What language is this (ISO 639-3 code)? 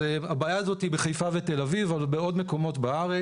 heb